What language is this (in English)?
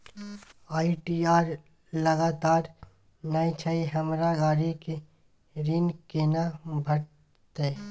Maithili